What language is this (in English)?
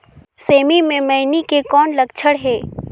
Chhattisgarhi